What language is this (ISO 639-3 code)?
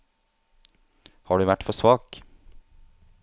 nor